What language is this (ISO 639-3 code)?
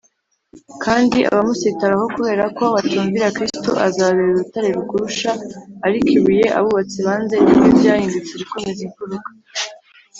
kin